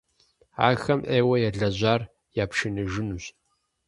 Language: Kabardian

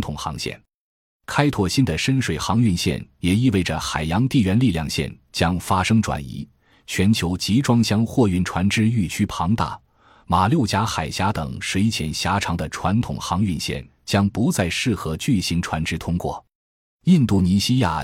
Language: Chinese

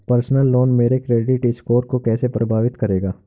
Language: Hindi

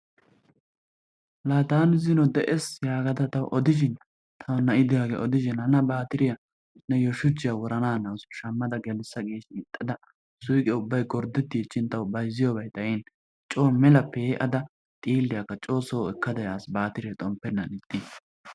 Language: Wolaytta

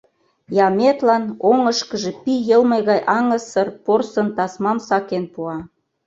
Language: Mari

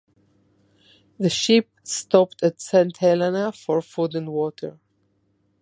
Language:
English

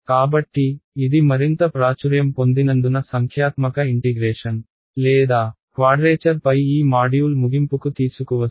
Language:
Telugu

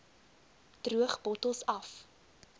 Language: Afrikaans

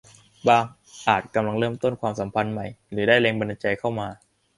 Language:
Thai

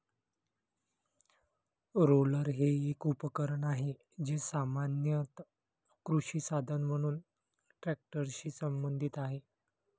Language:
Marathi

